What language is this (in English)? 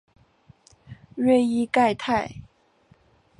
Chinese